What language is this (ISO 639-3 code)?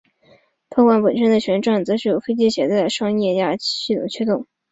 zho